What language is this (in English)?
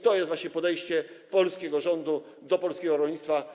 Polish